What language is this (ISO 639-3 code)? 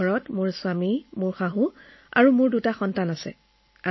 asm